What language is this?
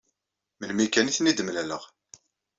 Kabyle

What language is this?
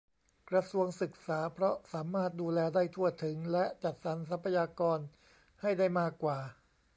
Thai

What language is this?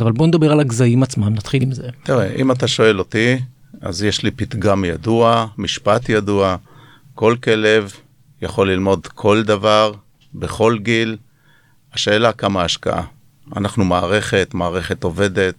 Hebrew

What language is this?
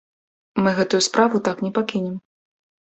Belarusian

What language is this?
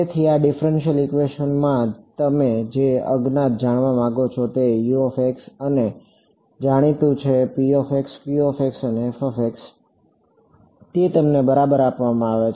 Gujarati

